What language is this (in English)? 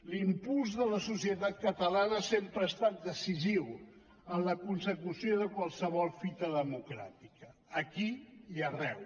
Catalan